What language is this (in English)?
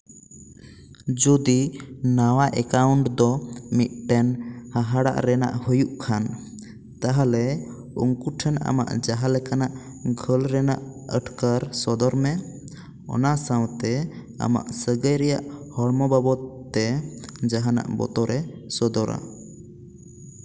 Santali